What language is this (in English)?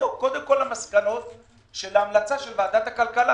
Hebrew